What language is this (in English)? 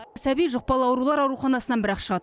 Kazakh